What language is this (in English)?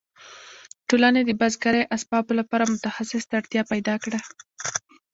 Pashto